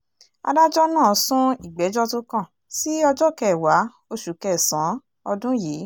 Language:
Yoruba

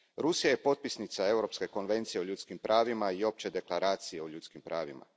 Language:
Croatian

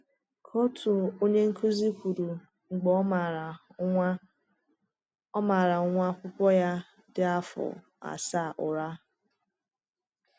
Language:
Igbo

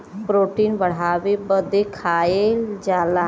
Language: Bhojpuri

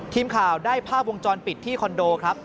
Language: Thai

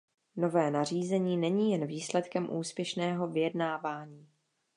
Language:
Czech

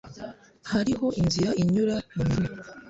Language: Kinyarwanda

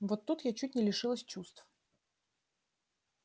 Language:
Russian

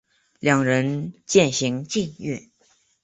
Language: Chinese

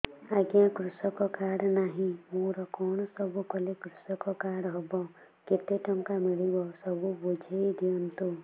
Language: Odia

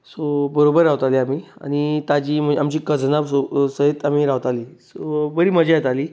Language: Konkani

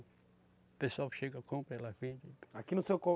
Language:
Portuguese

